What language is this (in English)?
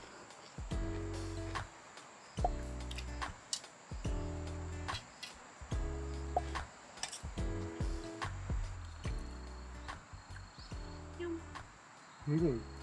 Korean